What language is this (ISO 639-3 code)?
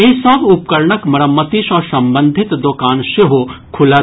mai